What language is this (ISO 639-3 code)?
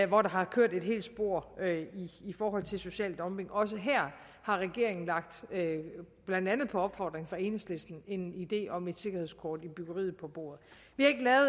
dan